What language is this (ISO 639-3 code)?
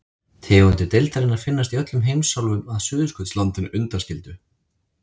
isl